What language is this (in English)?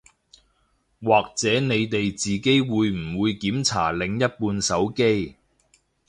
Cantonese